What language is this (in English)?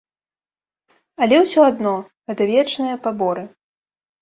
Belarusian